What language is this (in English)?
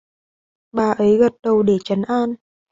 Vietnamese